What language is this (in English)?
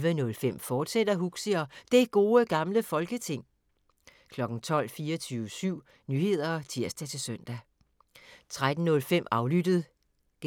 Danish